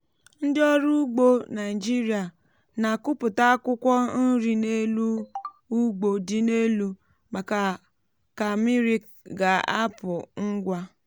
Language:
Igbo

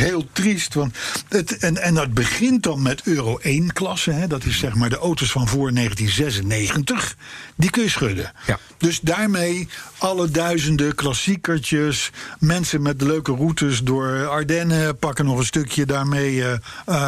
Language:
Dutch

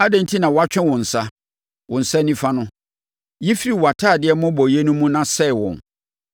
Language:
Akan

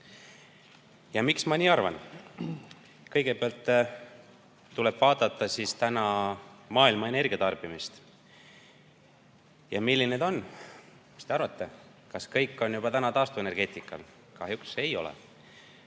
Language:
Estonian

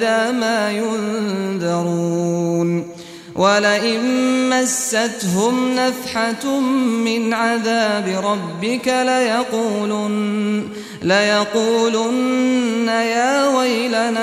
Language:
Arabic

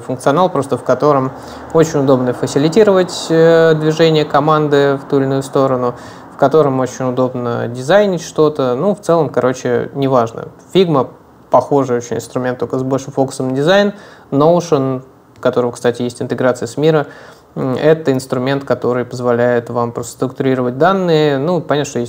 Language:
Russian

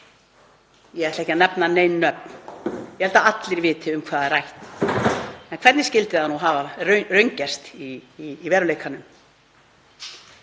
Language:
Icelandic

